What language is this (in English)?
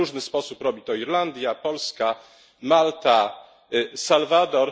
Polish